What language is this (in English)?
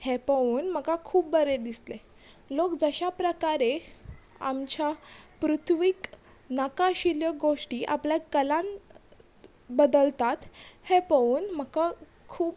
Konkani